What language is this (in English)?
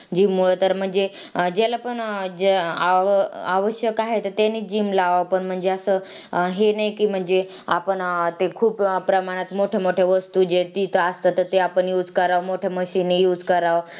Marathi